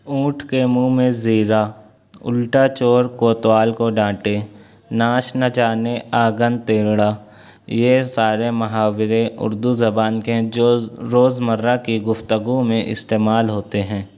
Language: Urdu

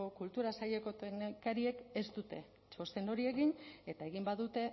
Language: Basque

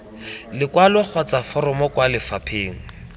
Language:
Tswana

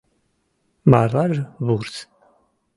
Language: Mari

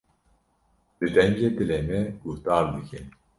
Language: Kurdish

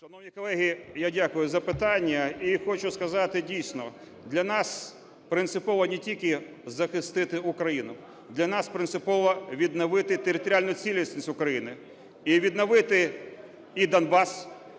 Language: Ukrainian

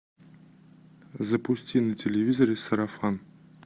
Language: Russian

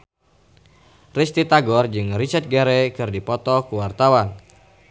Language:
Sundanese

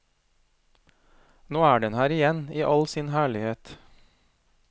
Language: Norwegian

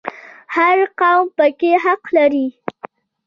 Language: Pashto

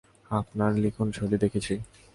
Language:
Bangla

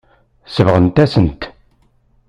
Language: Kabyle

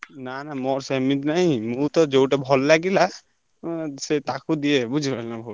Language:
Odia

